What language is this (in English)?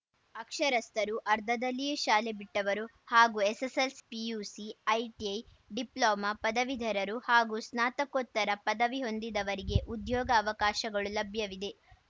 Kannada